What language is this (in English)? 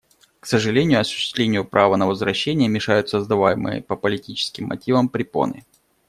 Russian